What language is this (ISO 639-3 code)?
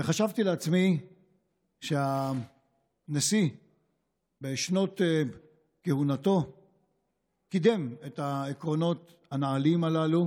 heb